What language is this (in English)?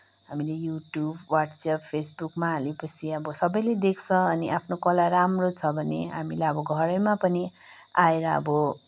Nepali